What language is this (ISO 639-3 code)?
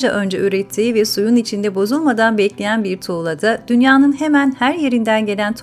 tur